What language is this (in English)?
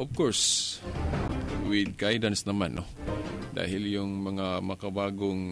Filipino